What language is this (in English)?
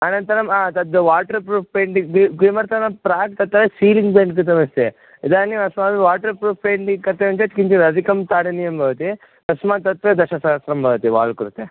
Sanskrit